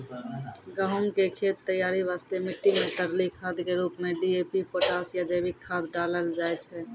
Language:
Maithili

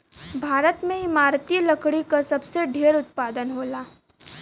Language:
Bhojpuri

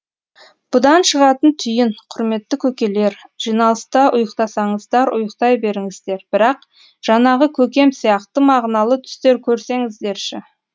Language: Kazakh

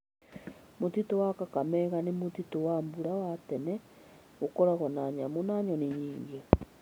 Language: Kikuyu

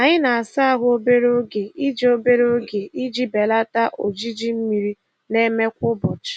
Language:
Igbo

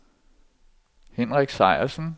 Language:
Danish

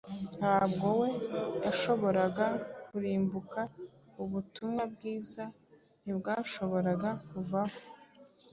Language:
Kinyarwanda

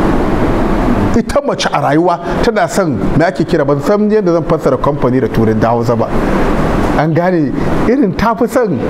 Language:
Arabic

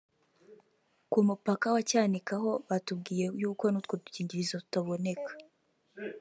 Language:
Kinyarwanda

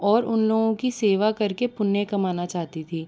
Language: Hindi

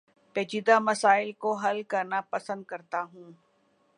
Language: Urdu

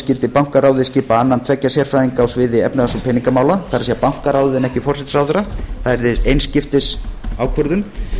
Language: Icelandic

